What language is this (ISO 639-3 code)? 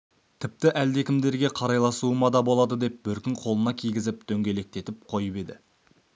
kaz